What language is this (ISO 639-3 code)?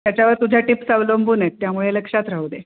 mar